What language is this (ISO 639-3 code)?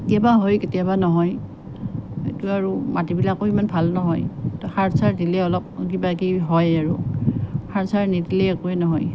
asm